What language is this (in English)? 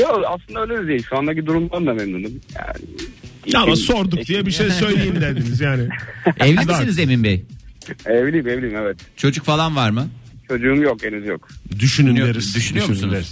Turkish